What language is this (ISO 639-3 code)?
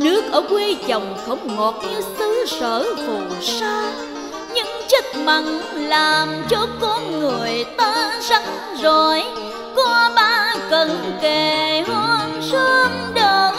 vie